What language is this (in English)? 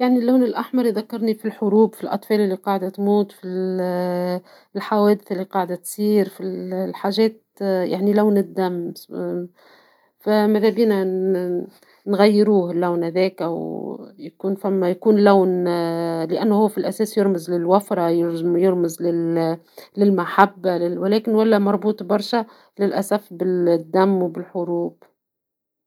Tunisian Arabic